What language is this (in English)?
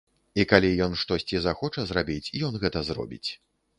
Belarusian